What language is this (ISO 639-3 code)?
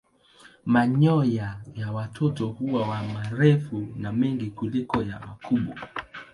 swa